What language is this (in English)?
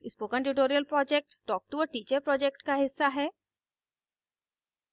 Hindi